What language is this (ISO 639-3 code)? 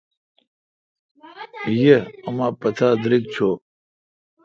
xka